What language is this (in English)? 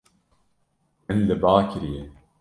Kurdish